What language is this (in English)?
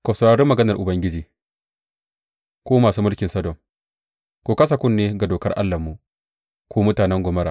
Hausa